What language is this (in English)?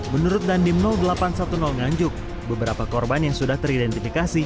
Indonesian